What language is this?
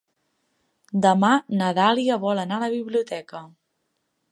Catalan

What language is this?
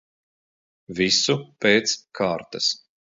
Latvian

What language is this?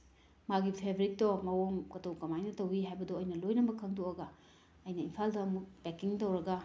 Manipuri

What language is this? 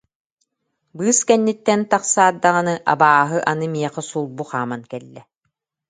Yakut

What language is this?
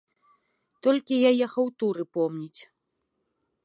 Belarusian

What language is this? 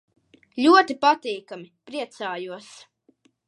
Latvian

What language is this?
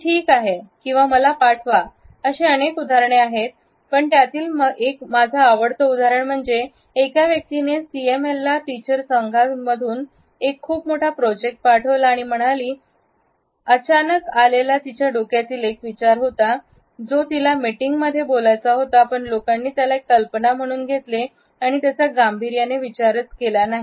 Marathi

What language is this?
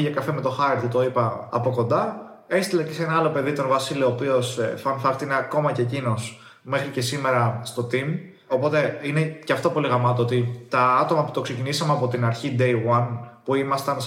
Greek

